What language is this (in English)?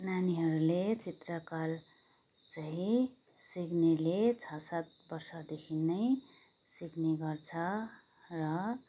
Nepali